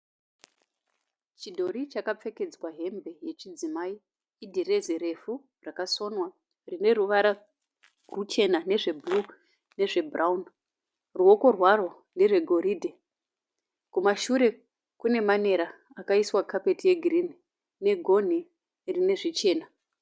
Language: Shona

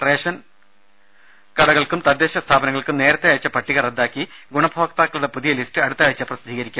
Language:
Malayalam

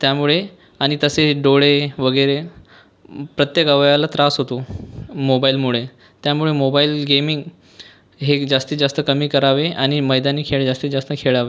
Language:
Marathi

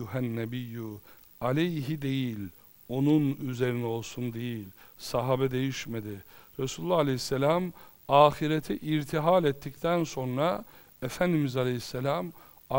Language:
Turkish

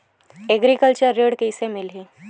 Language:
Chhattisgarhi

